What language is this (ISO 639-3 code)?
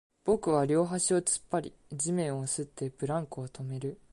jpn